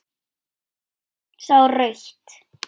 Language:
Icelandic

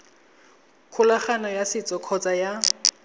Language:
Tswana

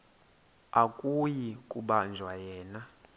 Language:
Xhosa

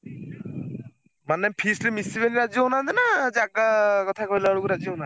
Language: Odia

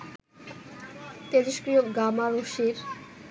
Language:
Bangla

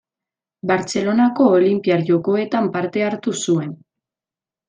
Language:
Basque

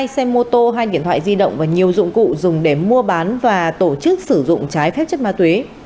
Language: Vietnamese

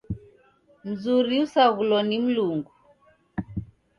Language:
Taita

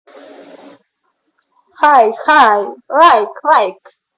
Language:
Russian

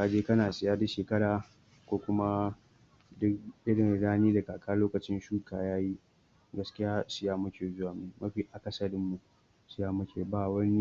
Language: Hausa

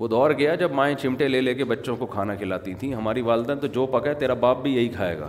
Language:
Urdu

